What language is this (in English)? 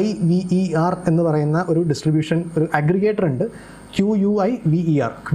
Malayalam